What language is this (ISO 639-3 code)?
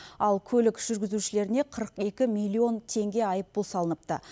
kaz